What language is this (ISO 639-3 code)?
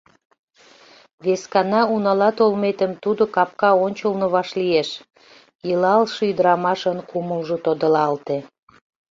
chm